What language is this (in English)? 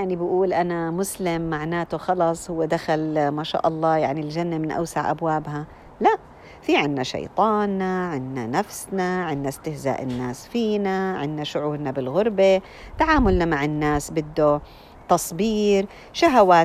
Arabic